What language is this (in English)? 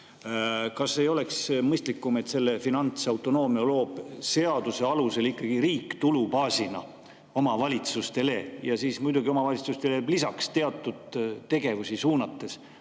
Estonian